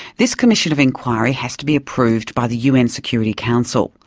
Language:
English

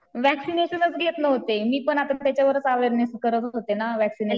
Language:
Marathi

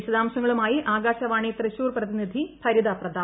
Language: Malayalam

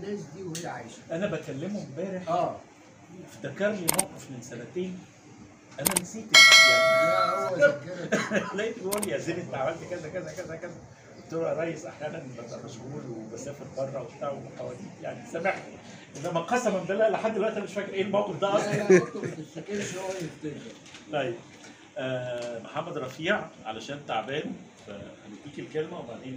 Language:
Arabic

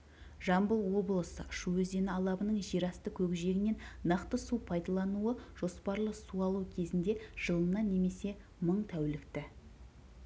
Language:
Kazakh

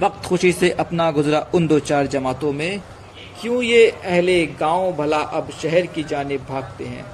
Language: Hindi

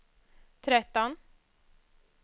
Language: Swedish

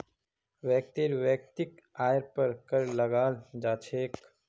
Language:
Magahi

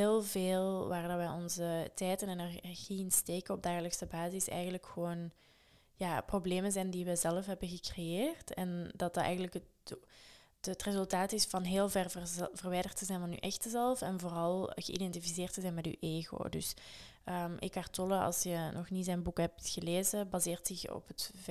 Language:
Dutch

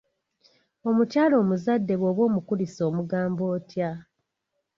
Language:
Ganda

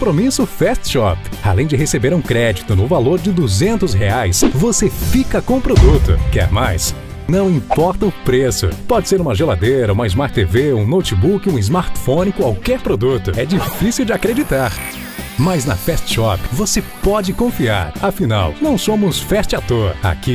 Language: Portuguese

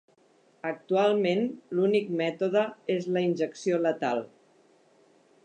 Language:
Catalan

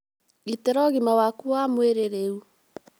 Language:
Kikuyu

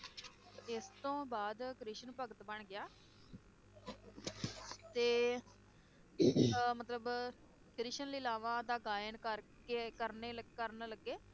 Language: Punjabi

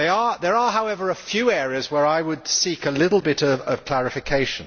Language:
English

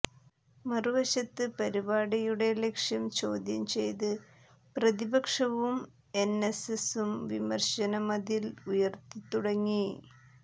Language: Malayalam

